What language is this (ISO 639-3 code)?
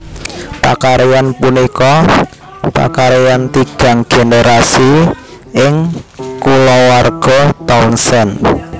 jav